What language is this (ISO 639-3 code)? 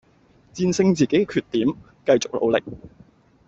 yue